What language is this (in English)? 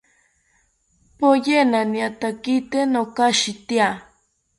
South Ucayali Ashéninka